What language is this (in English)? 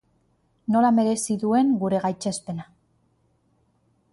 Basque